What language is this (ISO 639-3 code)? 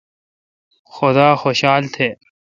xka